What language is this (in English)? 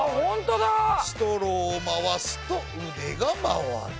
Japanese